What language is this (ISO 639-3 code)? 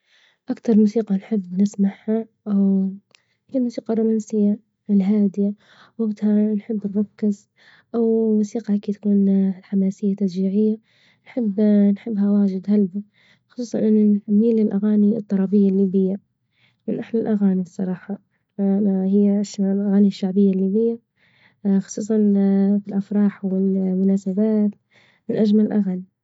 ayl